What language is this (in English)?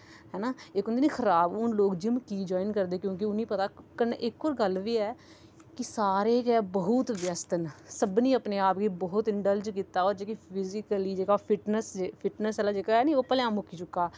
Dogri